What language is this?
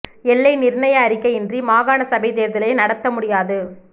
Tamil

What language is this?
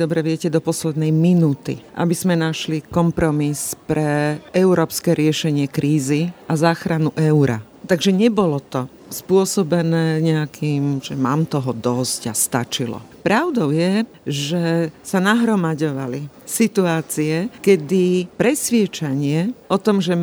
Slovak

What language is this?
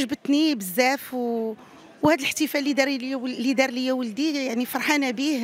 Arabic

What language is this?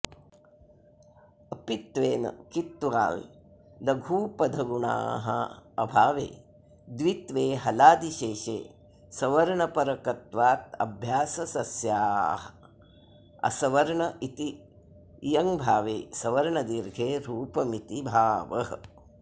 Sanskrit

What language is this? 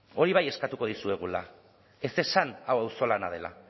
Basque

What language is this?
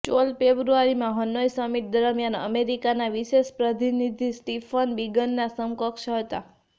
Gujarati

